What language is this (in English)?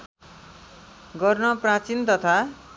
Nepali